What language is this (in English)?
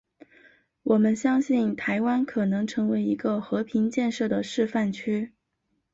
Chinese